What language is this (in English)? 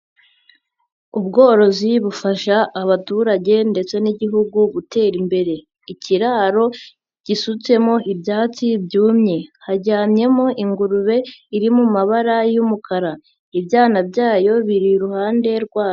Kinyarwanda